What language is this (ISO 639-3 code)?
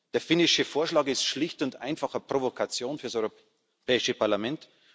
deu